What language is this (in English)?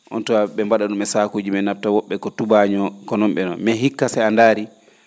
Fula